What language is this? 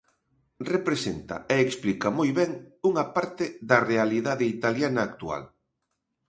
Galician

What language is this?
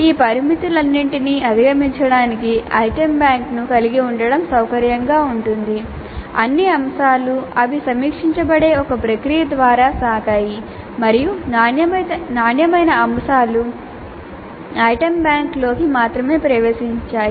Telugu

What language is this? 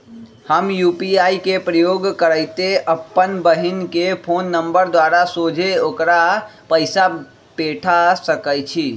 Magahi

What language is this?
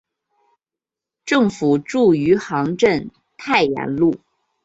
Chinese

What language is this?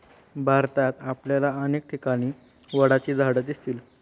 Marathi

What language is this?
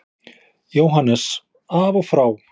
Icelandic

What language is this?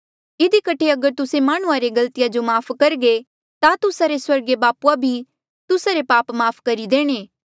Mandeali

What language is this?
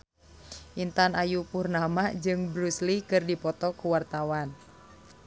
Sundanese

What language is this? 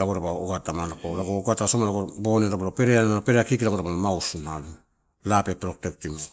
Torau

